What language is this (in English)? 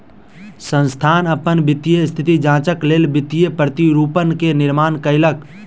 Maithili